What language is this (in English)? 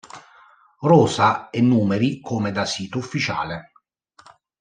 Italian